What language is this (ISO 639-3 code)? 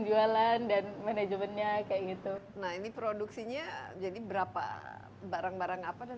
ind